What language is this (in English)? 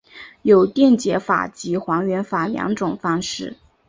Chinese